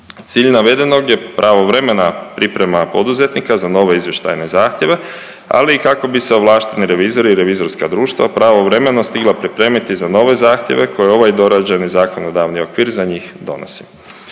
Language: Croatian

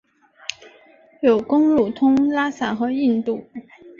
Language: Chinese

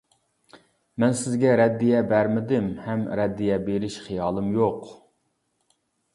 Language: Uyghur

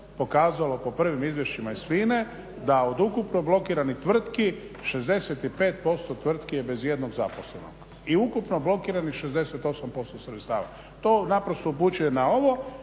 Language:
Croatian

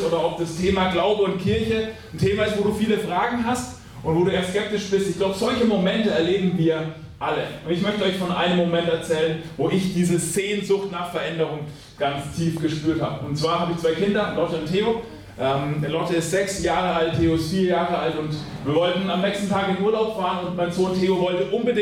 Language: German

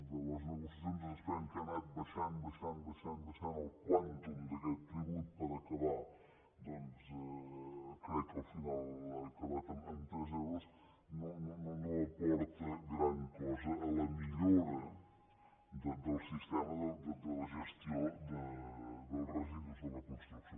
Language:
Catalan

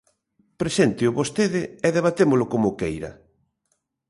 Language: Galician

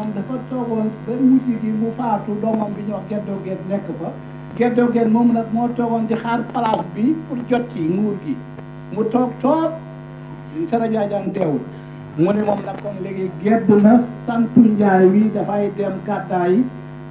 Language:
Arabic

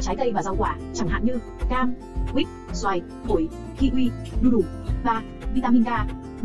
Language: Vietnamese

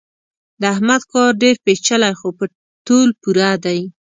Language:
Pashto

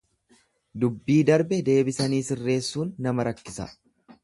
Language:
Oromo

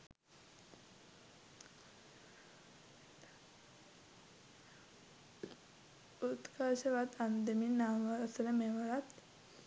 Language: Sinhala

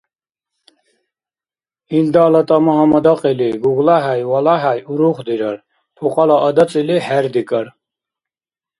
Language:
Dargwa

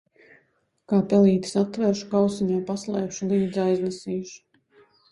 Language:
Latvian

